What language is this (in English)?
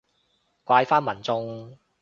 Cantonese